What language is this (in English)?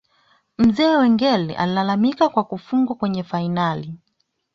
Swahili